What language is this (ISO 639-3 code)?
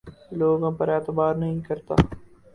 urd